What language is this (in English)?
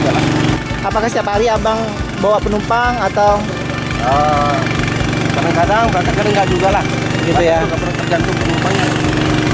Indonesian